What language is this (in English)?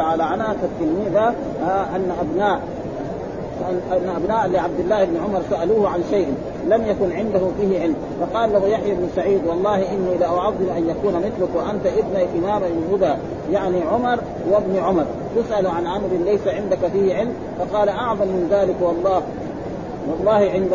Arabic